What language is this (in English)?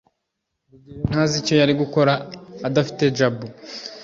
Kinyarwanda